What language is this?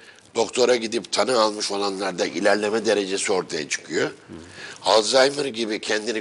Turkish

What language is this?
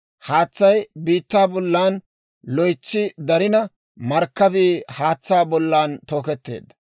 Dawro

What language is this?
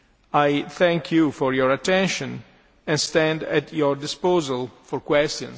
English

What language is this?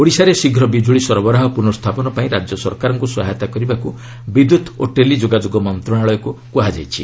Odia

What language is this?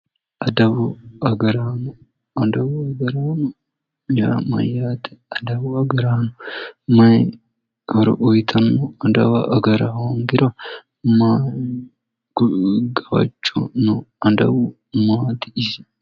Sidamo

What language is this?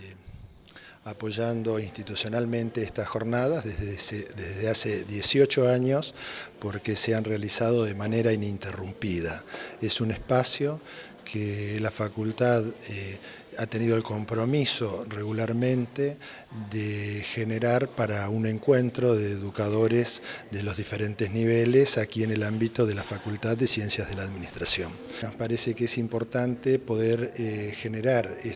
Spanish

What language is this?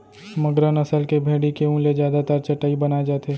Chhattisgarhi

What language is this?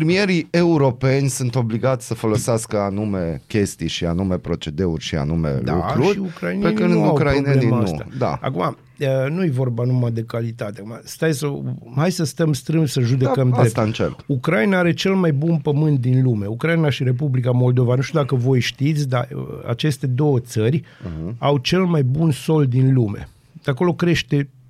Romanian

